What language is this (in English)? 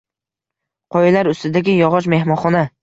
Uzbek